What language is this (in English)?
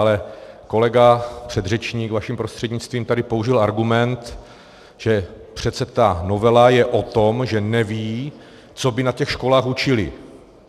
Czech